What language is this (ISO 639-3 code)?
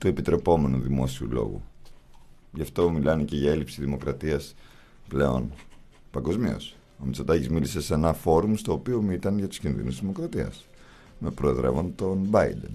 ell